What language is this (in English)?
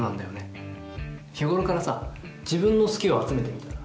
Japanese